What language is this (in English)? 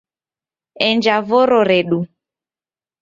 Taita